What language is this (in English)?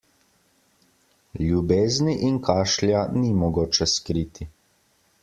Slovenian